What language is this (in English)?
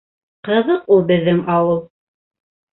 Bashkir